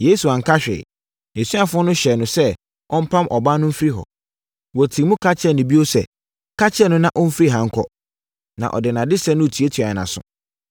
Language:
Akan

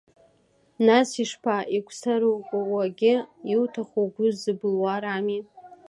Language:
Abkhazian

